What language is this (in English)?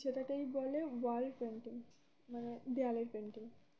Bangla